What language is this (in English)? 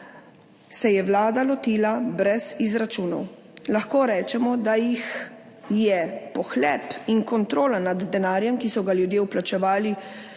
Slovenian